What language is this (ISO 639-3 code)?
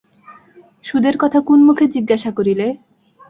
ben